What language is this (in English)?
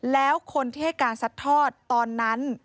Thai